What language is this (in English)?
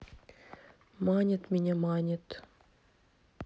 Russian